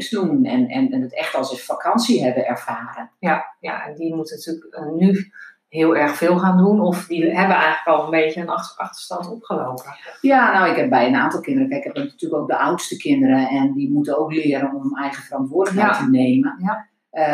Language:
Dutch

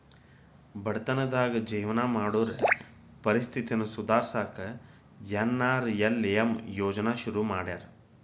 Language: Kannada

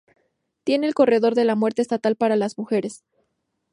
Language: Spanish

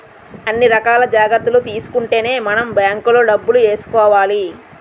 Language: Telugu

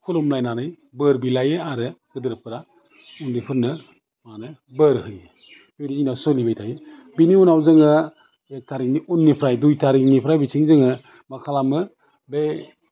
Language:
Bodo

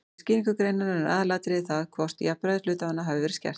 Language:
Icelandic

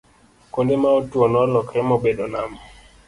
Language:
Luo (Kenya and Tanzania)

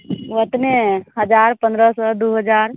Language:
Maithili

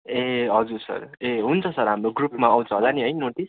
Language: Nepali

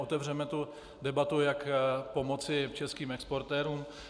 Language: Czech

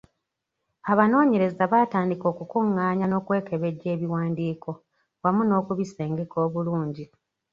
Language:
Ganda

